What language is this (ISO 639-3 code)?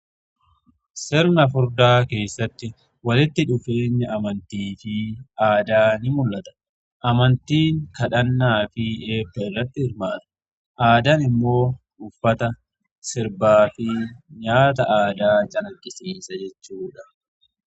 orm